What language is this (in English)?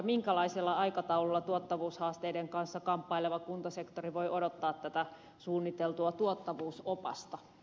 Finnish